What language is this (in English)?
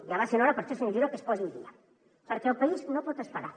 Catalan